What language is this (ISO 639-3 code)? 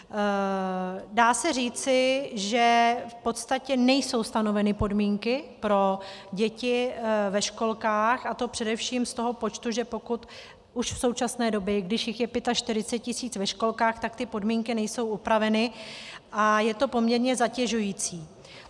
ces